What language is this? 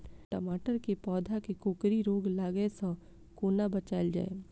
Maithili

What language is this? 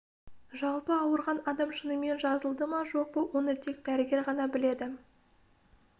Kazakh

